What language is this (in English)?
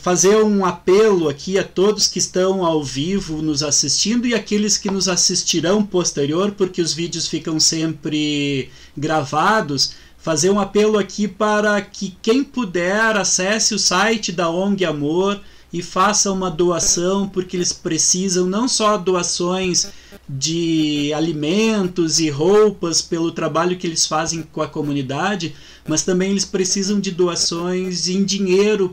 Portuguese